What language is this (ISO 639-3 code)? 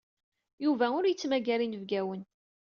kab